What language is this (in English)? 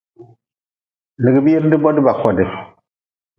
Nawdm